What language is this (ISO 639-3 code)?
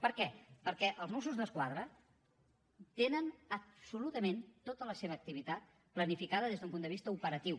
cat